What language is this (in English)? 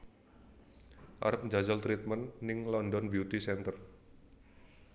Javanese